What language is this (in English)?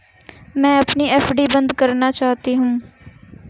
Hindi